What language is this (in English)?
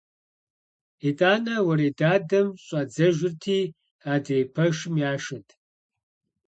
Kabardian